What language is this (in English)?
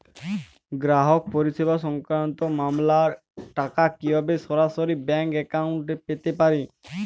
Bangla